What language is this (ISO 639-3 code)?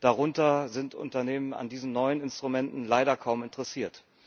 deu